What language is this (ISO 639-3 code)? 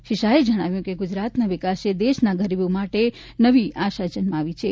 guj